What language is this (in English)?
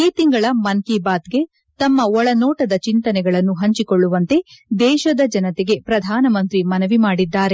Kannada